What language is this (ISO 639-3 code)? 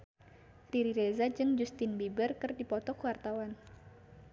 sun